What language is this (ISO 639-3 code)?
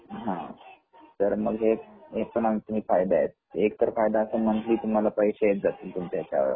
mar